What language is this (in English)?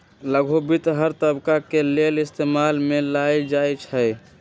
Magahi